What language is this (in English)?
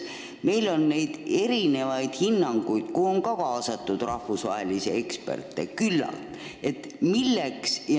Estonian